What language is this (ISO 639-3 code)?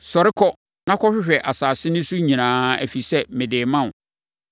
aka